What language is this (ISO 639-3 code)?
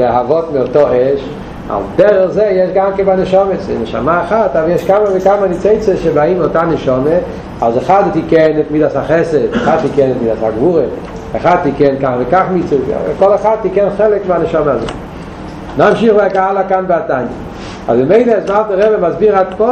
heb